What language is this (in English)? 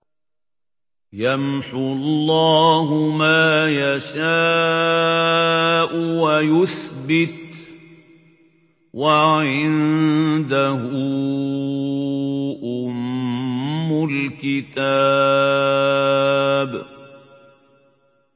Arabic